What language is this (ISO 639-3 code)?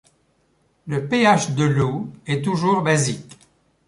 fra